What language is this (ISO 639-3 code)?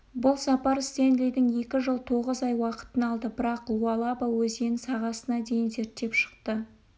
kaz